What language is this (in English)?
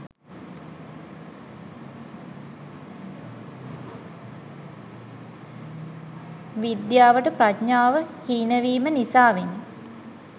Sinhala